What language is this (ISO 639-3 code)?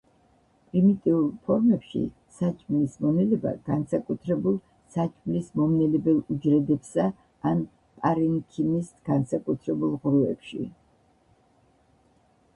kat